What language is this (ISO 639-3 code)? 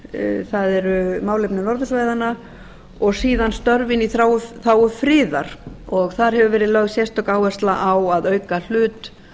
isl